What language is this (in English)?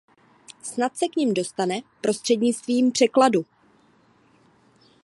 Czech